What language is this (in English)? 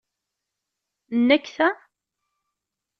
Kabyle